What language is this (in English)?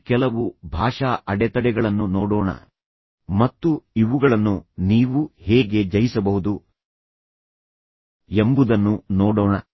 Kannada